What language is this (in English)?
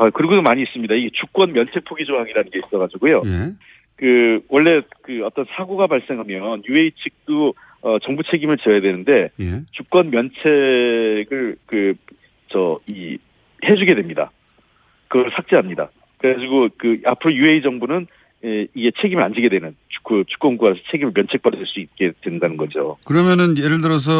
Korean